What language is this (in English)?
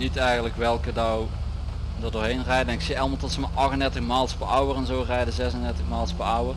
Dutch